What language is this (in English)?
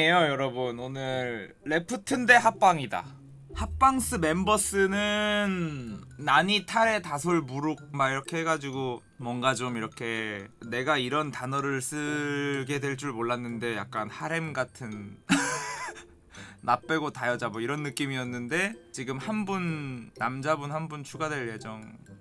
Korean